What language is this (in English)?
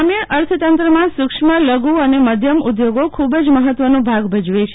Gujarati